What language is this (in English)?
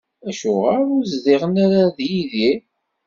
Kabyle